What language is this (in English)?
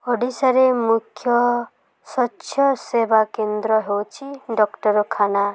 Odia